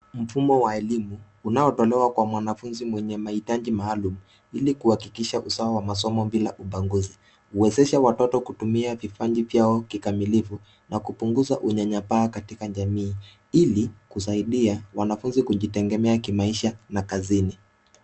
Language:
Swahili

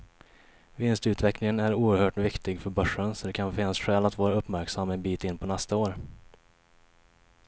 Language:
Swedish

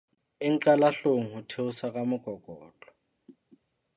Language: Southern Sotho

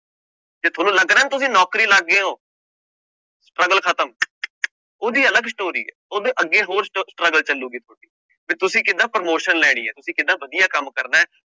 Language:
Punjabi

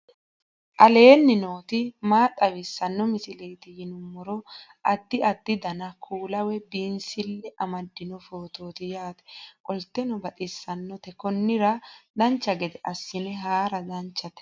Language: Sidamo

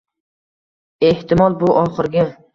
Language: Uzbek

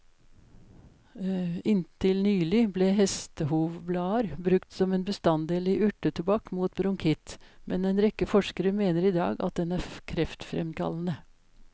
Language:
Norwegian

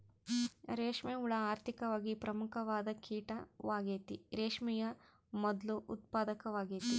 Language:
Kannada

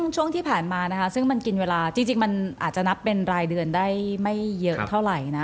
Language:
Thai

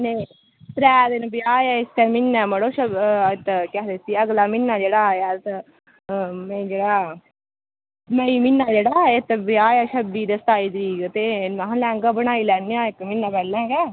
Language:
Dogri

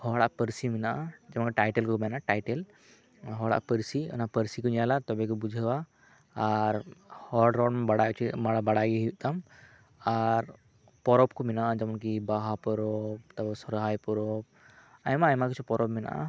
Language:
Santali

